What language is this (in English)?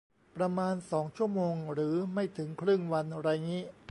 Thai